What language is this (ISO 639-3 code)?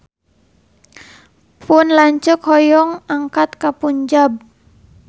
sun